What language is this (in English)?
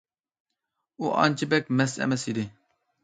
Uyghur